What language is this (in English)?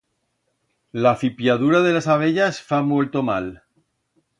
Aragonese